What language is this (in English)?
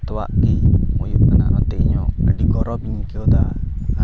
Santali